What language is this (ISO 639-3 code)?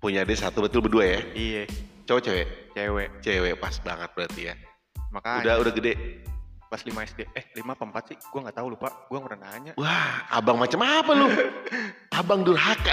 ind